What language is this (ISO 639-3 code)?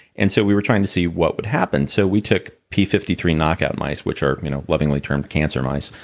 eng